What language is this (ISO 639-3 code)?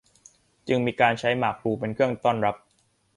tha